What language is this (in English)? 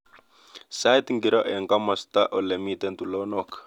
Kalenjin